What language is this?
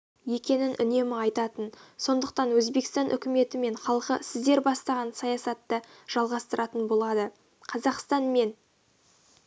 Kazakh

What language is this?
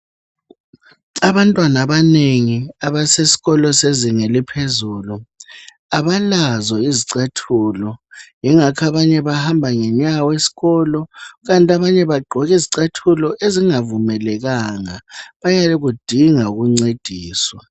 North Ndebele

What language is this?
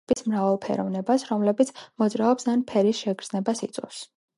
Georgian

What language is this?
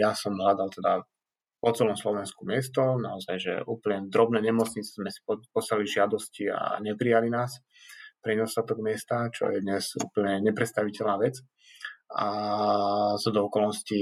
Slovak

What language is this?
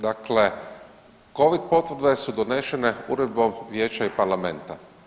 Croatian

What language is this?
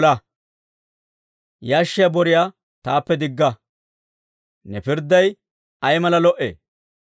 Dawro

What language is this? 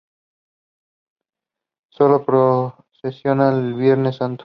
Spanish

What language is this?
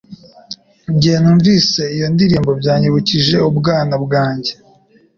Kinyarwanda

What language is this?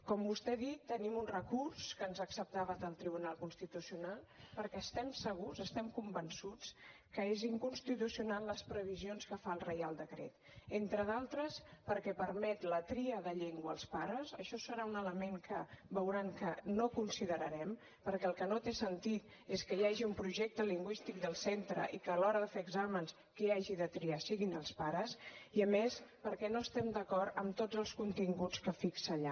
Catalan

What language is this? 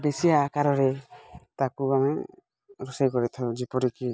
Odia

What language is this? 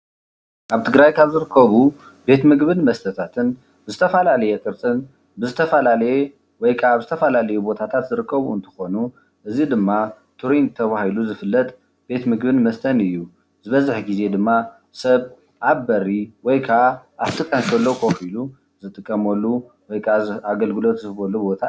Tigrinya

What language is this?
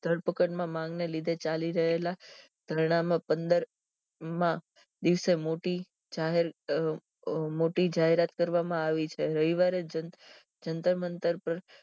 Gujarati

